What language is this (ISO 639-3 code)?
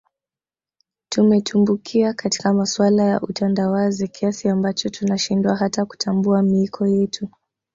swa